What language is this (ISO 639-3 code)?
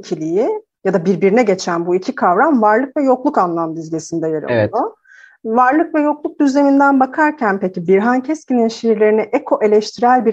tur